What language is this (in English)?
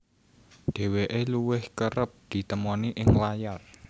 Javanese